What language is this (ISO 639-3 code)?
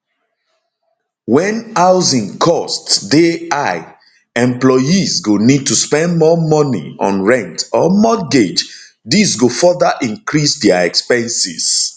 pcm